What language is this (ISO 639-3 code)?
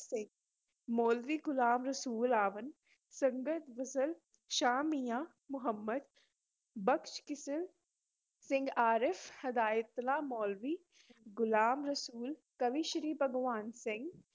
pan